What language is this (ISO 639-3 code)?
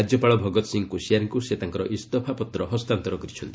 ori